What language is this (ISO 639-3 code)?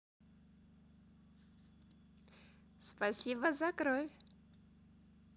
rus